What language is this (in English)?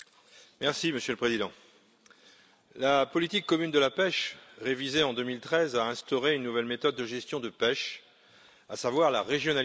French